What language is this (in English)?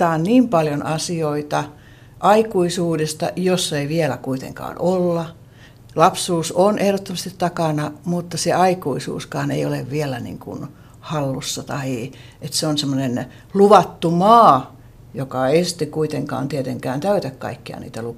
Finnish